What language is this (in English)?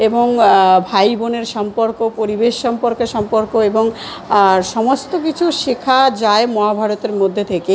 Bangla